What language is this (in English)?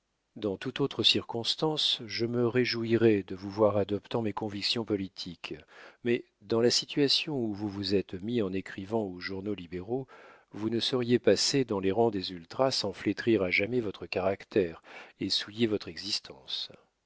French